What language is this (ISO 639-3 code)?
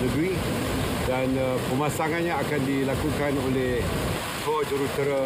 msa